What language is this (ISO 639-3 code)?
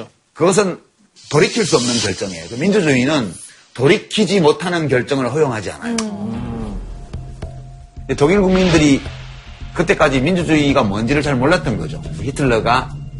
kor